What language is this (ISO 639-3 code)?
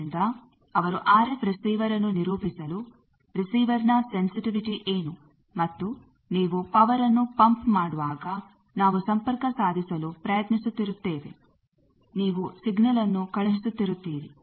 kan